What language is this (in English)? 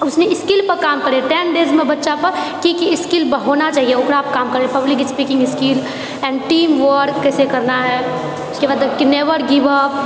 Maithili